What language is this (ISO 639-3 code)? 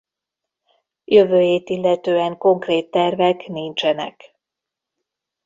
hun